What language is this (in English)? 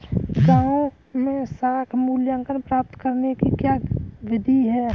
Hindi